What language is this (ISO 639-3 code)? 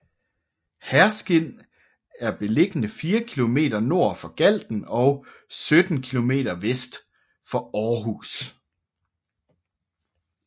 dan